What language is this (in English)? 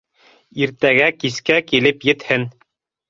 Bashkir